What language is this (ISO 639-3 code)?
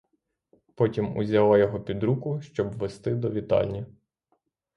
ukr